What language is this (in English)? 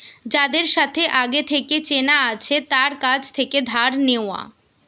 Bangla